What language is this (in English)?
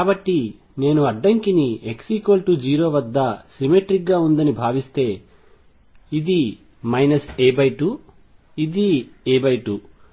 Telugu